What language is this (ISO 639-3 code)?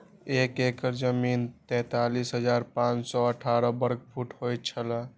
mai